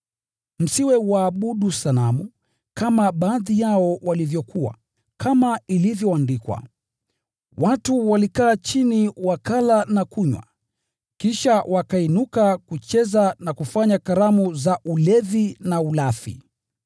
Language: Swahili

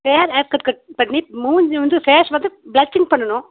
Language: Tamil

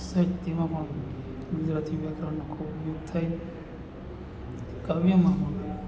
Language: Gujarati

